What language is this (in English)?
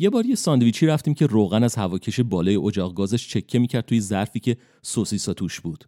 Persian